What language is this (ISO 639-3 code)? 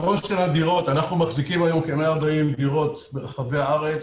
heb